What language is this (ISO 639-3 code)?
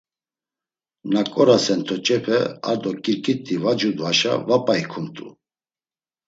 lzz